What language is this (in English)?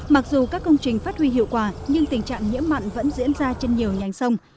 Vietnamese